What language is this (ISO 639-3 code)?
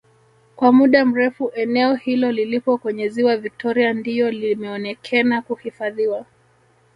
swa